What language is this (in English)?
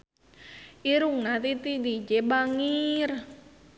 Sundanese